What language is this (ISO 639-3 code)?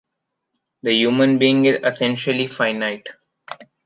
eng